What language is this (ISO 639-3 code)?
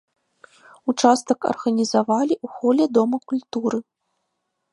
bel